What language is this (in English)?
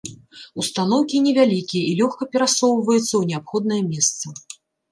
Belarusian